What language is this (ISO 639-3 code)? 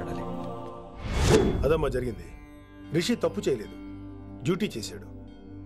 tel